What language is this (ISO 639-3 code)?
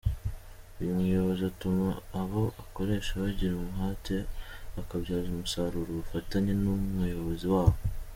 kin